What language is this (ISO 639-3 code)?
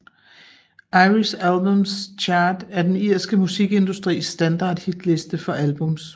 dan